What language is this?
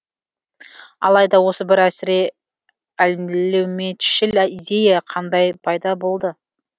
Kazakh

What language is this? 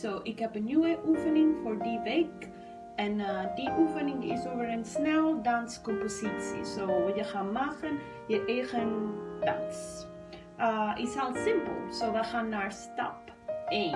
Dutch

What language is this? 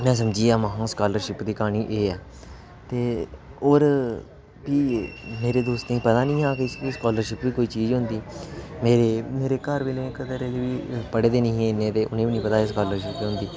Dogri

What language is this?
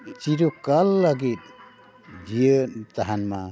Santali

